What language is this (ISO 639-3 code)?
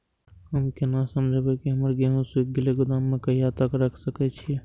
mai